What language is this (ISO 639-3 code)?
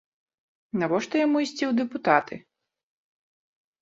bel